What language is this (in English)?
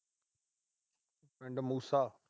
Punjabi